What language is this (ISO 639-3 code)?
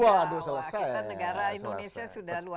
ind